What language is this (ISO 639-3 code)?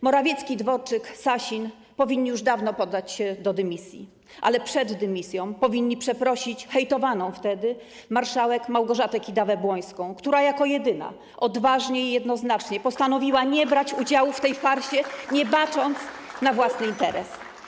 pol